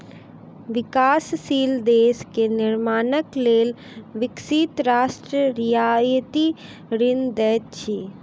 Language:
Maithili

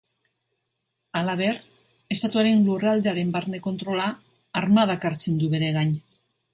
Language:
Basque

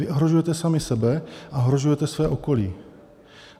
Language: Czech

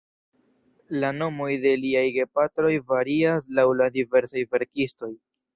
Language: Esperanto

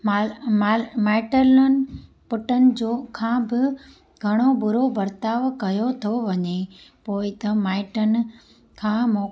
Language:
Sindhi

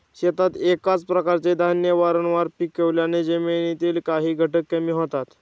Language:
Marathi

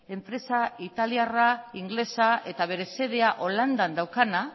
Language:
Basque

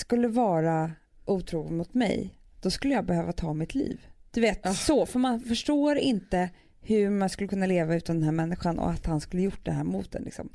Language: Swedish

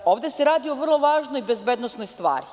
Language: Serbian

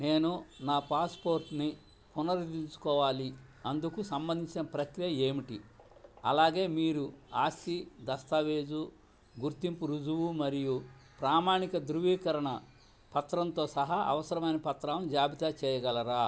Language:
Telugu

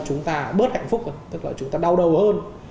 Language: Vietnamese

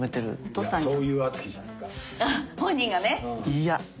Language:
Japanese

